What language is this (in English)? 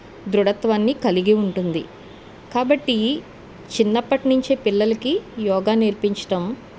Telugu